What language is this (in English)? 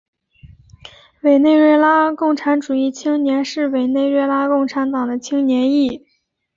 Chinese